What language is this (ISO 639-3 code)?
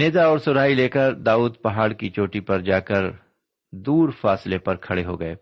urd